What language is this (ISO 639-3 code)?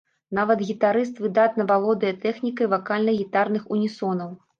bel